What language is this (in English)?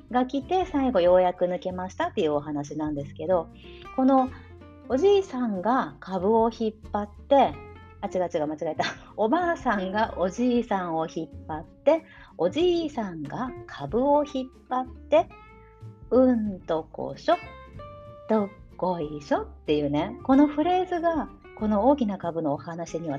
Japanese